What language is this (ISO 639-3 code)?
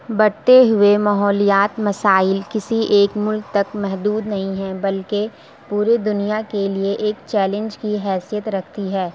urd